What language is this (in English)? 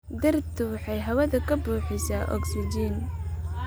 Somali